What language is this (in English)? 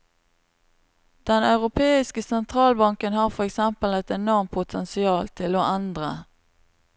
Norwegian